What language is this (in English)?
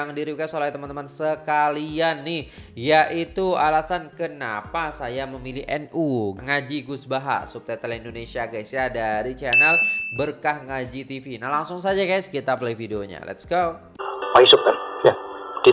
Indonesian